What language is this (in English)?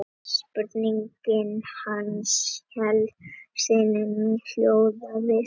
Icelandic